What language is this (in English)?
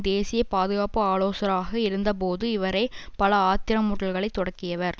Tamil